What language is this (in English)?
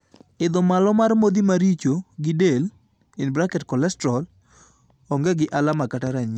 Luo (Kenya and Tanzania)